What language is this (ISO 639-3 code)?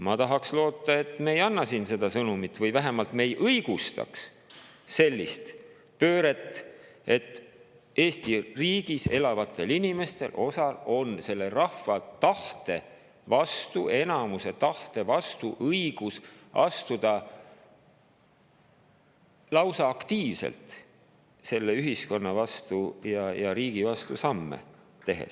est